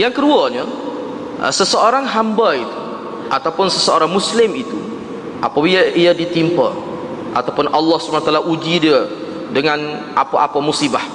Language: Malay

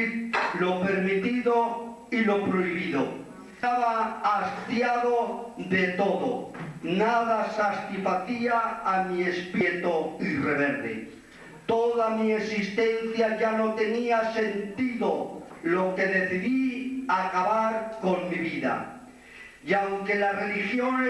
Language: Spanish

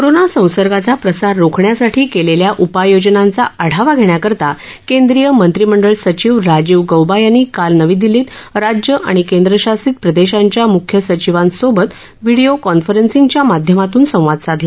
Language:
Marathi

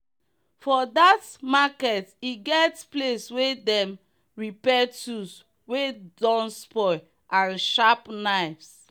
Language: Nigerian Pidgin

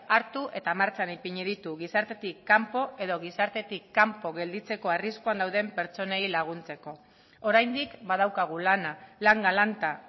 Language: Basque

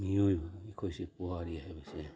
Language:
Manipuri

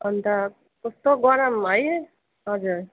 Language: Nepali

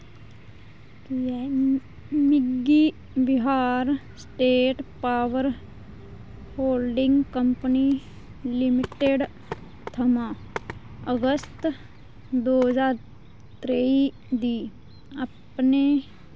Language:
Dogri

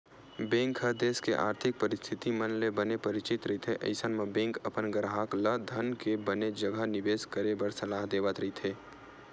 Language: Chhattisgarhi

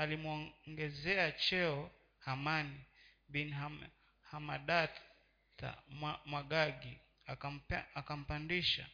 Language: Swahili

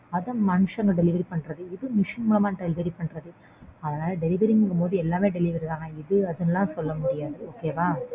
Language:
Tamil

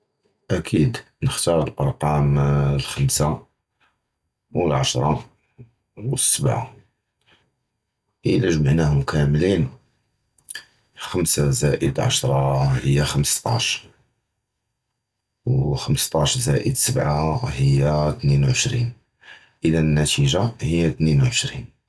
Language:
Judeo-Arabic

